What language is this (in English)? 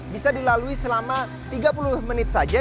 Indonesian